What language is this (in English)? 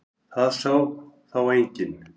Icelandic